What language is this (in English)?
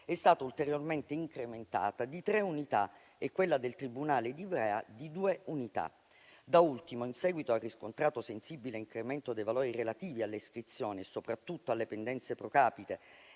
Italian